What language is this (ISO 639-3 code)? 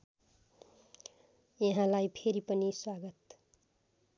nep